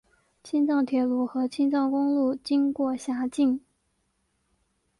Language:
Chinese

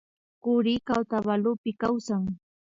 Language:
Imbabura Highland Quichua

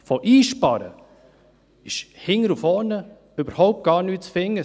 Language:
Swiss German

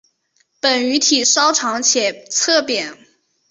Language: Chinese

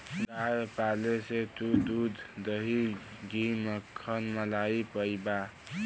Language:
Bhojpuri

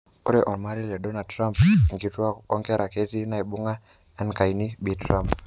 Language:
Masai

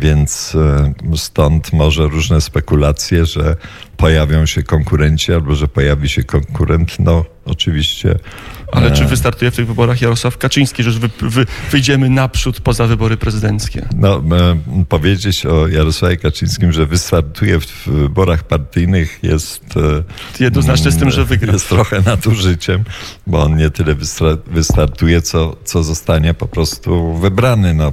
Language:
Polish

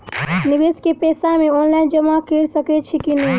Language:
Maithili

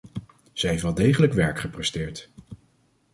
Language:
Dutch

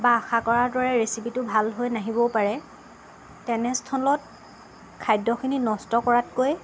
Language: Assamese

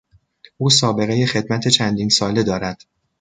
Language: Persian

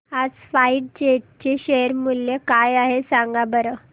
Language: Marathi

